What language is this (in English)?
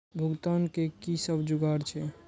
Maithili